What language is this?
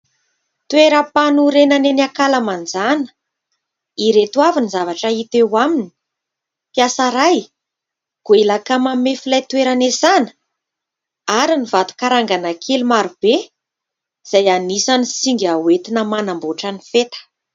Malagasy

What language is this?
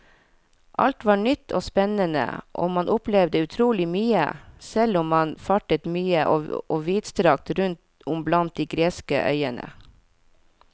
Norwegian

